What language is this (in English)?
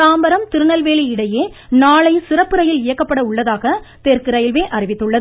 Tamil